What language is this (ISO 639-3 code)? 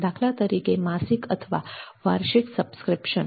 guj